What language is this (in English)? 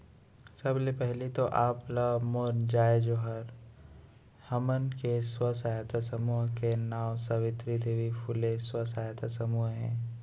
Chhattisgarhi